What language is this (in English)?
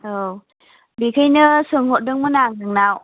Bodo